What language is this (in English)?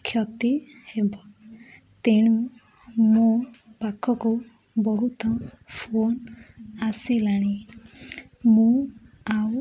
Odia